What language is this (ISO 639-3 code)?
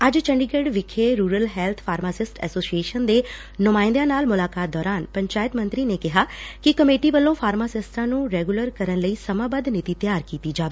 pan